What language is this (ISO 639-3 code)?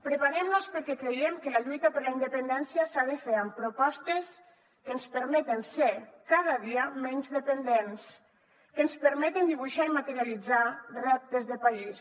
cat